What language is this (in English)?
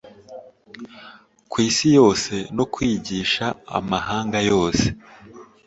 Kinyarwanda